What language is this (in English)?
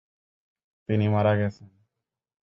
Bangla